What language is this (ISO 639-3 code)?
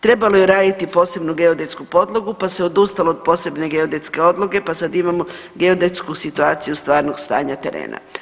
hrv